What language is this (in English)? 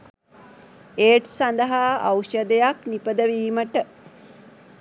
Sinhala